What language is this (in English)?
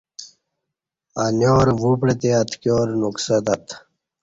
Kati